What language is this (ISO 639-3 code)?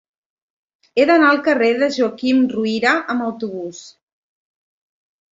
cat